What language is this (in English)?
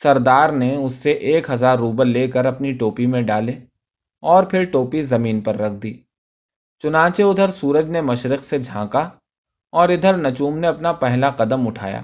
Urdu